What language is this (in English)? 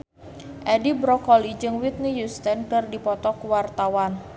Sundanese